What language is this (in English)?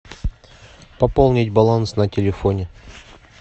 Russian